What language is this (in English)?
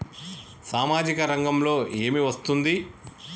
Telugu